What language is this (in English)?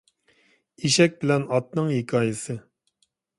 Uyghur